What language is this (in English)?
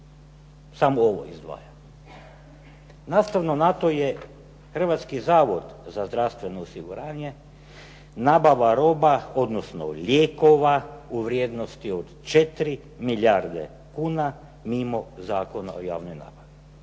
Croatian